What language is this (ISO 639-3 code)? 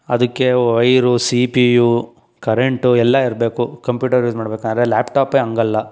kan